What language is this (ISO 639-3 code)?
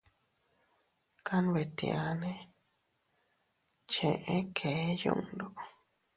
cut